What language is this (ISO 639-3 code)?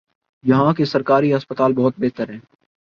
urd